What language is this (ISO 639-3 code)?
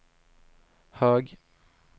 swe